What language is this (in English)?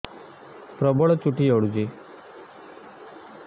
Odia